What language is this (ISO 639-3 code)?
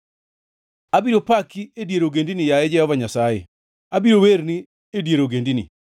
luo